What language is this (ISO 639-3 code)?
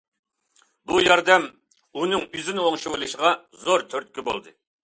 uig